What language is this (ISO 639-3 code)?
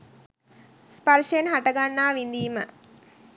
sin